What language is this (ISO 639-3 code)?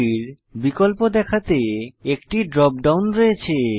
ben